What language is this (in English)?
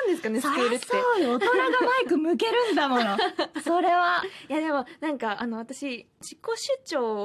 Japanese